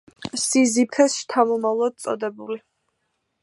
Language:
Georgian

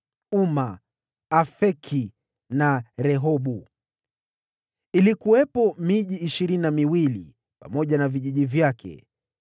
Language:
Swahili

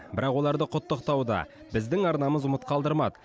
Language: Kazakh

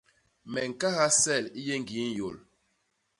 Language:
Basaa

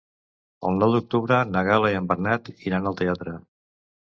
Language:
Catalan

